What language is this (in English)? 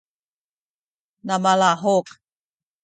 Sakizaya